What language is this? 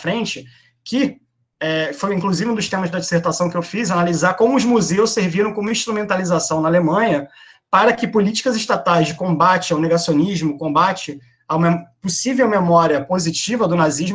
Portuguese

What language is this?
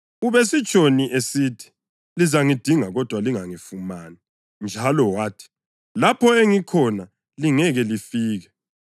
North Ndebele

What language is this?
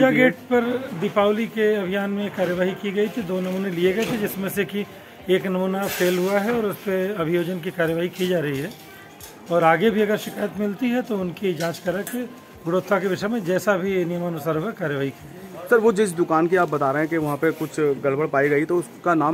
Hindi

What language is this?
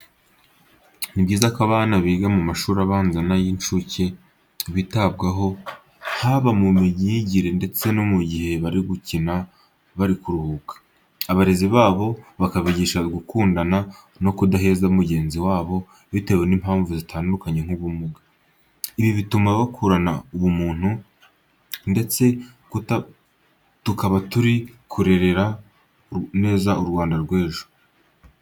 Kinyarwanda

